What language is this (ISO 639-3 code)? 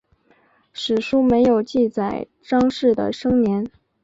zho